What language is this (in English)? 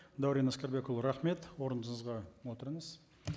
Kazakh